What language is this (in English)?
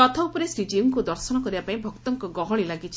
Odia